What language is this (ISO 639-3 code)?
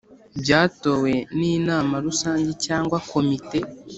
kin